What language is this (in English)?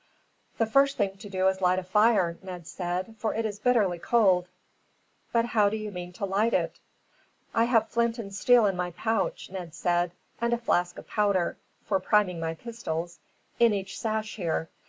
English